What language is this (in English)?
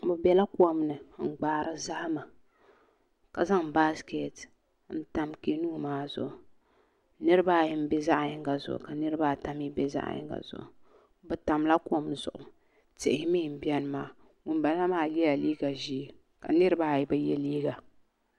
Dagbani